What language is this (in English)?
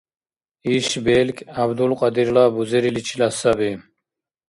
Dargwa